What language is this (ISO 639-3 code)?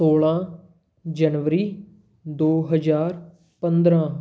pan